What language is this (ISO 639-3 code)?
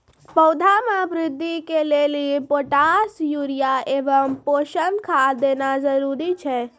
mai